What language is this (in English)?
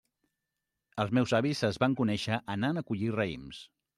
Catalan